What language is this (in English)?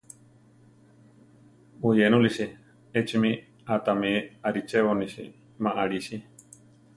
Central Tarahumara